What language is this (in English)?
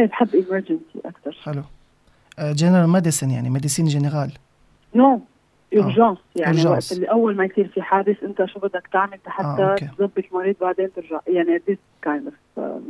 Arabic